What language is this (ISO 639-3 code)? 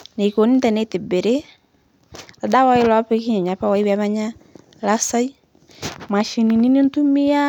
mas